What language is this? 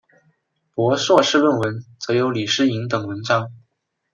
Chinese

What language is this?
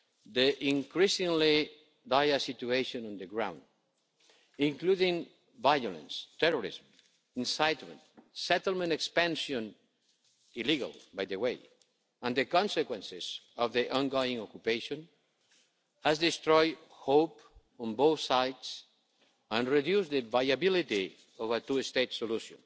English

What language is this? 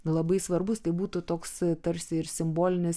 Lithuanian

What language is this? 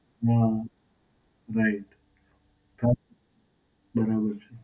Gujarati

